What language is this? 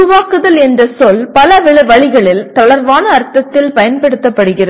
Tamil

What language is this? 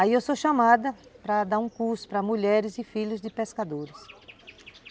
Portuguese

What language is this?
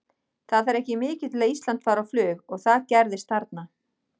Icelandic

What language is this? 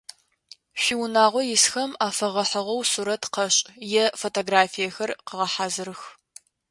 Adyghe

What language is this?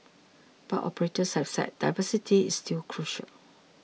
English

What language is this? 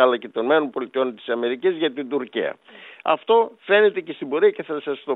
Greek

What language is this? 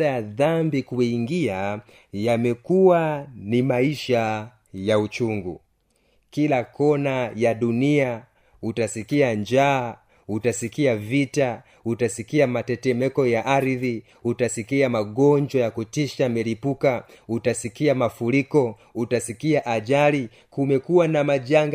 Swahili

